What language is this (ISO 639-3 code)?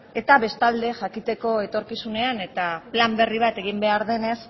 eus